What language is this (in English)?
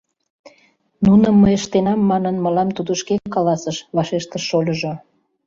Mari